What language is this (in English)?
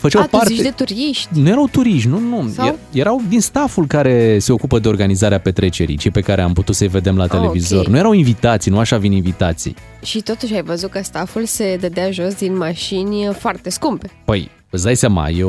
Romanian